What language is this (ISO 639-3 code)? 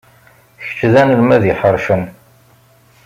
kab